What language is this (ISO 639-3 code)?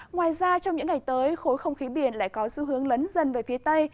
vie